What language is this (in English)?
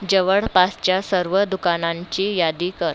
Marathi